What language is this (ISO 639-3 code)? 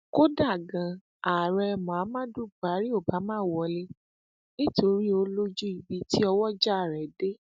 yor